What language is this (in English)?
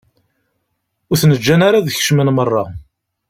Kabyle